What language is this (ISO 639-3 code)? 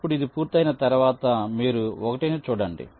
tel